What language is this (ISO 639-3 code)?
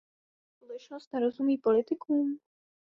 ces